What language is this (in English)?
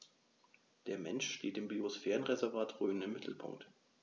German